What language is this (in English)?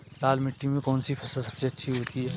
Hindi